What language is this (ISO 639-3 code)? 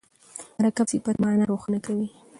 pus